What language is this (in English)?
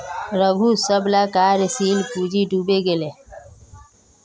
Magahi